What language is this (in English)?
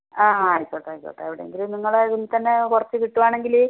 Malayalam